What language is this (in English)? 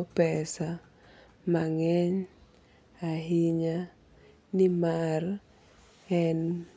Luo (Kenya and Tanzania)